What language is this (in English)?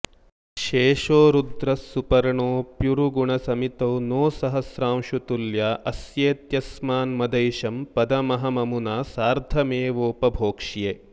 Sanskrit